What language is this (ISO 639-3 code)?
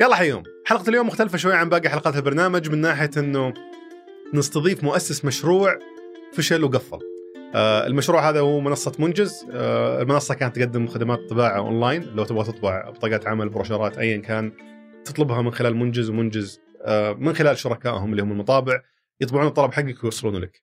ara